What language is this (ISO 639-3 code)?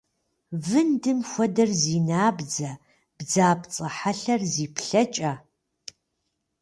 kbd